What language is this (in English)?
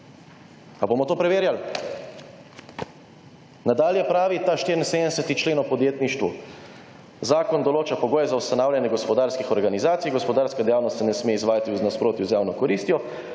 Slovenian